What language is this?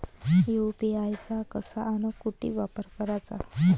Marathi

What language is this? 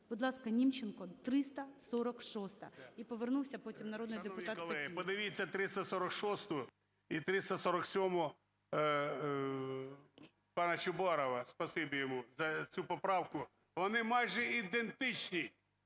Ukrainian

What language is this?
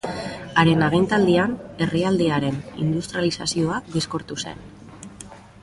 Basque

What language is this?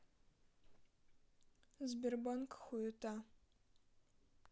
Russian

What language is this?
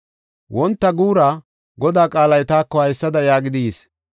Gofa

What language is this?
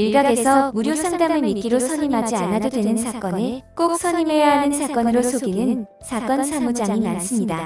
Korean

